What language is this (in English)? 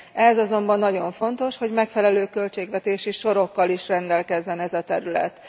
Hungarian